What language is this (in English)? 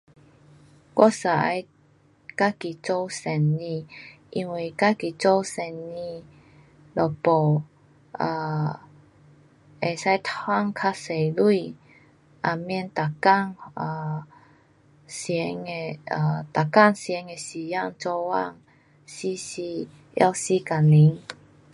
Pu-Xian Chinese